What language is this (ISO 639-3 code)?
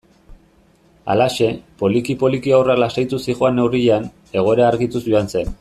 eus